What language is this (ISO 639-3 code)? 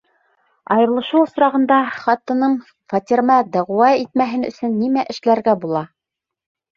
bak